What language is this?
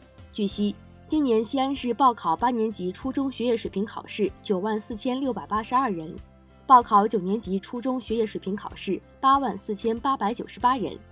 Chinese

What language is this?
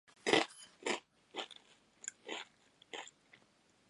Japanese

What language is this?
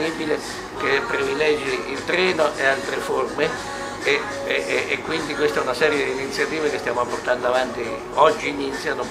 Italian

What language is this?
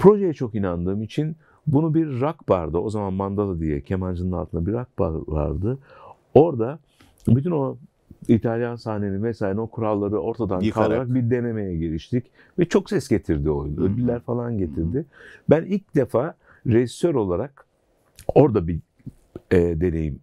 Turkish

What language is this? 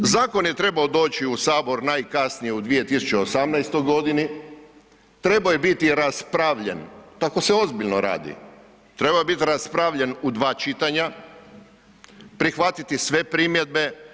Croatian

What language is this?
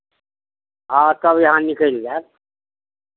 Maithili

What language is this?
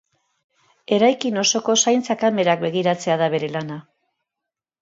Basque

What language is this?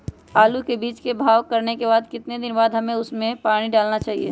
Magahi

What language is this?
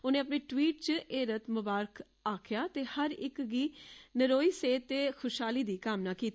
Dogri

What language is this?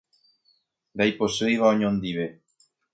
Guarani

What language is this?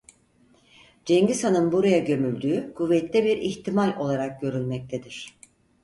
Turkish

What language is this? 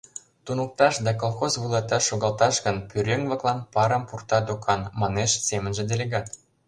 Mari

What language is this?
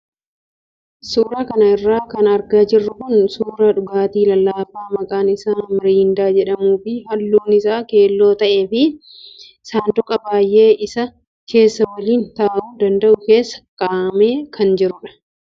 Oromo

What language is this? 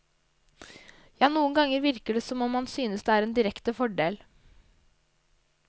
Norwegian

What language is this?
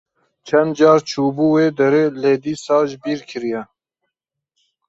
Kurdish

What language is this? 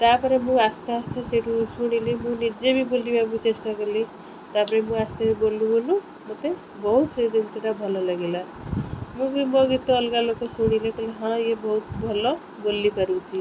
Odia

